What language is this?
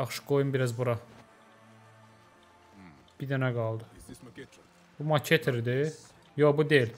Turkish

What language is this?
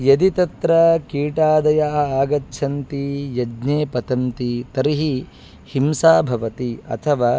Sanskrit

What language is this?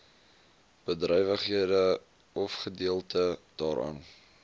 Afrikaans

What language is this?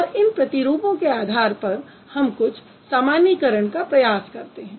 Hindi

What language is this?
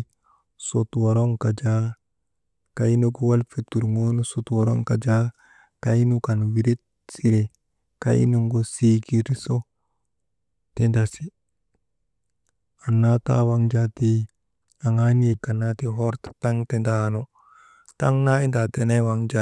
Maba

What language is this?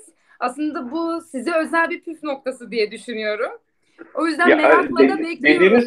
Turkish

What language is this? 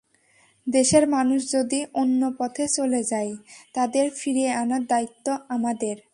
Bangla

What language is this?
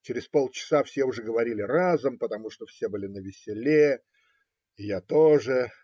Russian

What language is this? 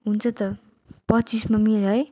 Nepali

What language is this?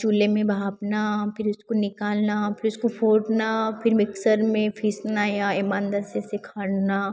Hindi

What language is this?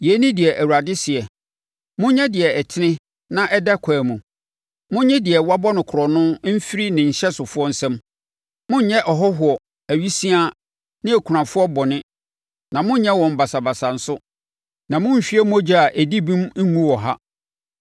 Akan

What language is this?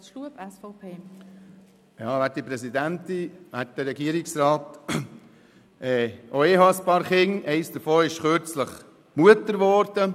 Swiss German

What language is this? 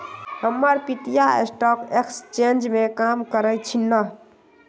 Magahi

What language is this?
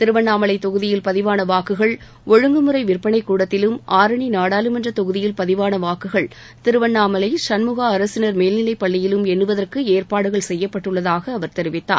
Tamil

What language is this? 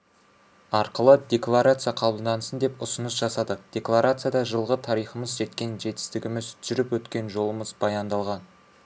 Kazakh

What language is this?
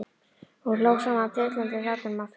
Icelandic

